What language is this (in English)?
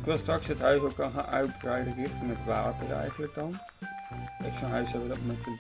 Dutch